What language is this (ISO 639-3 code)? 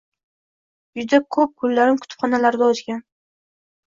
uzb